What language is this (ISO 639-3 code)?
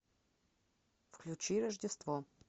rus